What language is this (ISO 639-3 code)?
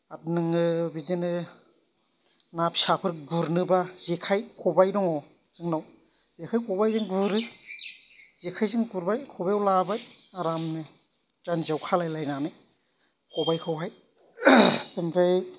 brx